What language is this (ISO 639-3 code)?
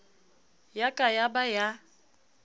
sot